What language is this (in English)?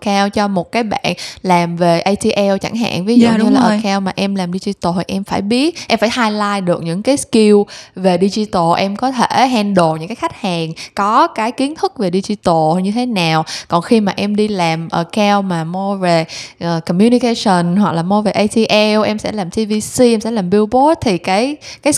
Vietnamese